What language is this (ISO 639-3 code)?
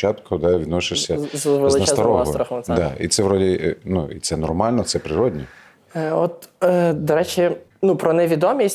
ukr